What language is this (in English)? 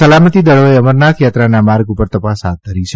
Gujarati